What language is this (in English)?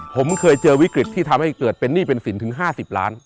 Thai